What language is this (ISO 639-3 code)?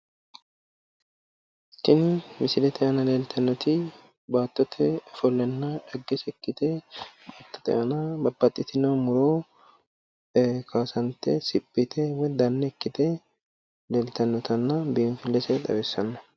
sid